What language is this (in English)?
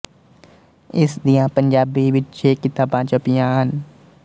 Punjabi